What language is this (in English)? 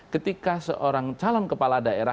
Indonesian